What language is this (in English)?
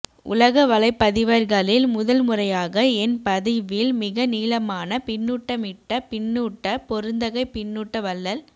Tamil